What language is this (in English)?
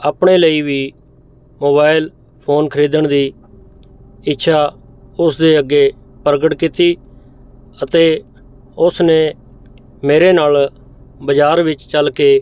Punjabi